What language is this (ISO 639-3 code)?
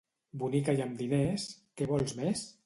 cat